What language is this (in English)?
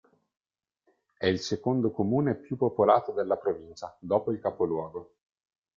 Italian